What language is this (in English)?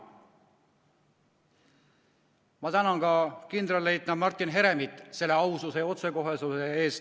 Estonian